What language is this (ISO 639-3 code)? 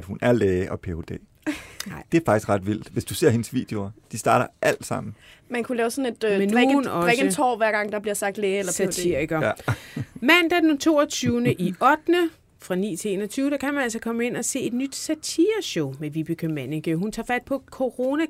dan